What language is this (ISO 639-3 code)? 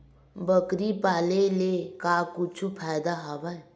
hne